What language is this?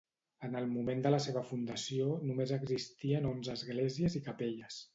Catalan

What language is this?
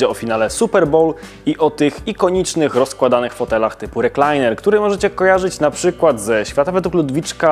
Polish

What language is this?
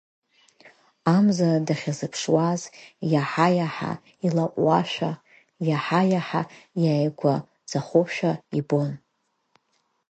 Abkhazian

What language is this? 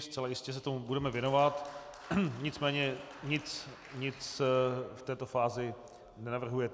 Czech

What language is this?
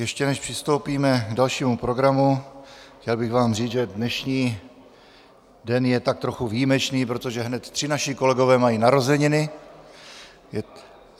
Czech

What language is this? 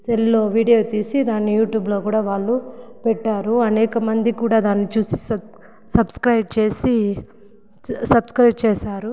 Telugu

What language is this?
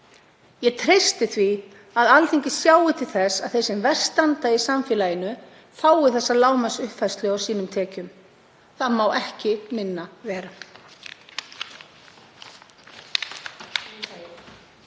Icelandic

